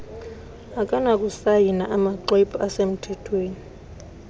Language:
Xhosa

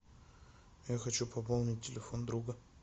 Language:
Russian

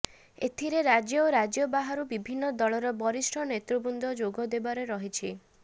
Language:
Odia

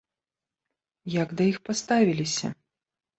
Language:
Belarusian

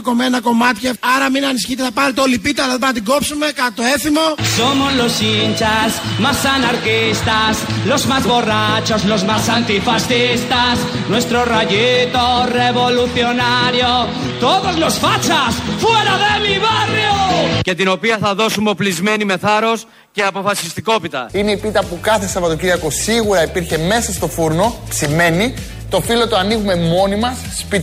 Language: Greek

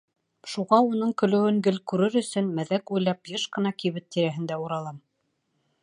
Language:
Bashkir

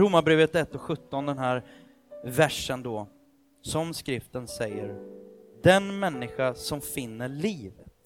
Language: Swedish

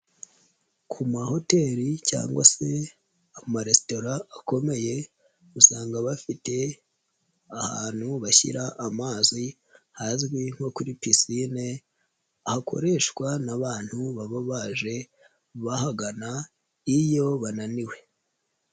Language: Kinyarwanda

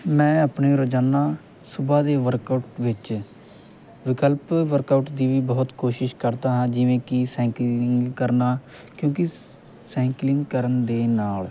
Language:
Punjabi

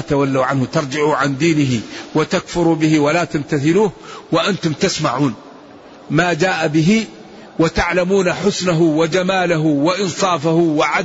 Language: Arabic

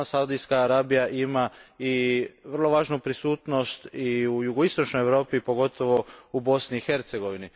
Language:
Croatian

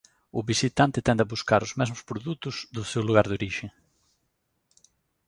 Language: Galician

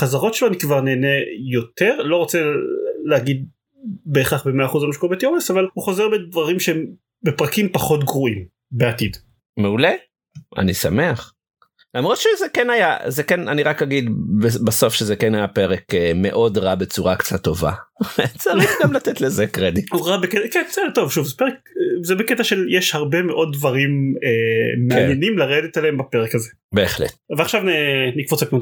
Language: Hebrew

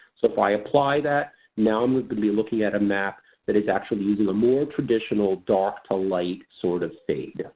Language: English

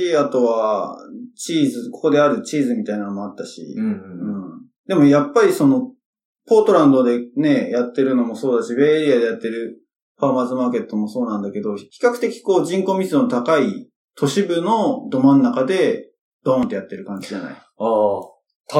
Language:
Japanese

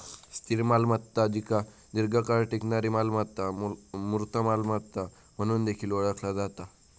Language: Marathi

